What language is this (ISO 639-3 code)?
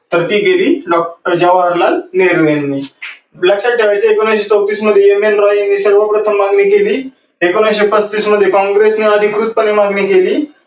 mar